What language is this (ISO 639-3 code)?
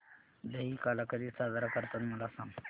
mar